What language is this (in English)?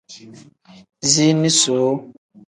Tem